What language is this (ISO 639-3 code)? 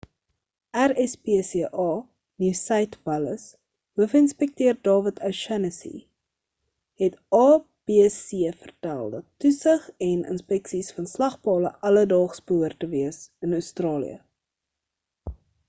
afr